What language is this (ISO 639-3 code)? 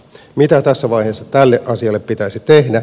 fin